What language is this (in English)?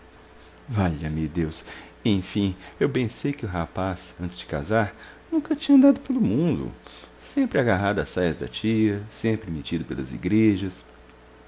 Portuguese